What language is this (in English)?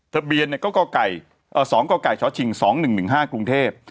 Thai